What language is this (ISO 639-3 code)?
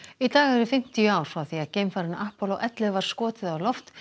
isl